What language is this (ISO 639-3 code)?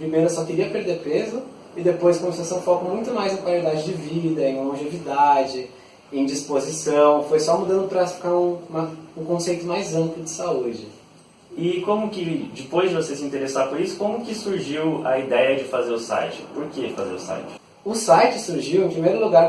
por